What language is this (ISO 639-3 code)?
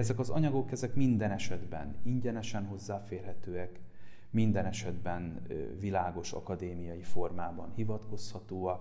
hun